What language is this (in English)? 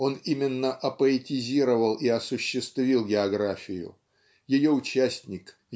Russian